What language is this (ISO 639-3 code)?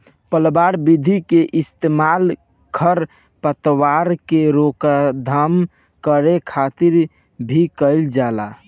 bho